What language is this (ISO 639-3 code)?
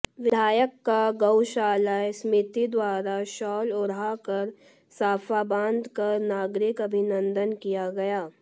hin